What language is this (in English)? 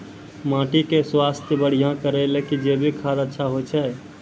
Maithili